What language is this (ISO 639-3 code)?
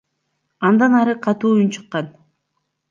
kir